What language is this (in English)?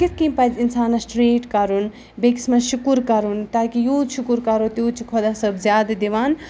Kashmiri